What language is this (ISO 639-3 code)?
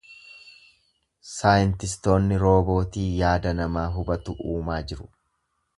orm